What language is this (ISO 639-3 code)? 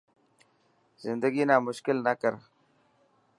mki